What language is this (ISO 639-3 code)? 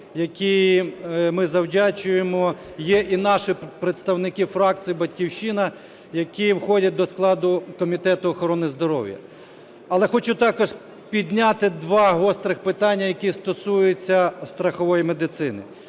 ukr